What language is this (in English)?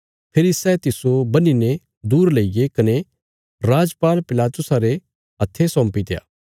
Bilaspuri